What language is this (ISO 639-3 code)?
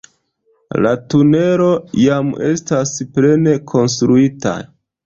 epo